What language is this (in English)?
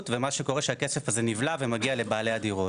Hebrew